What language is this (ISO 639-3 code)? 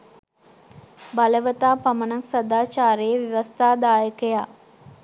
sin